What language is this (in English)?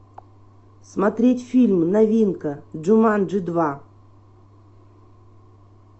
Russian